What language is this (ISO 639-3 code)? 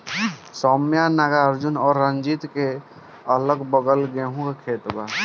bho